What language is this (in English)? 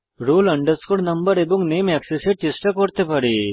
Bangla